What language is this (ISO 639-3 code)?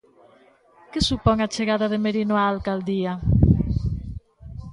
glg